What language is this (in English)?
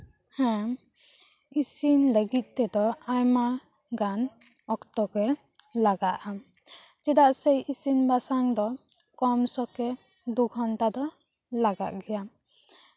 Santali